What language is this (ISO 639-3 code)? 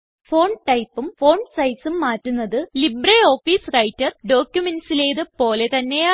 mal